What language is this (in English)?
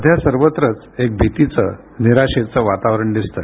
Marathi